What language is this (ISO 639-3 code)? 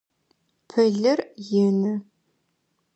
ady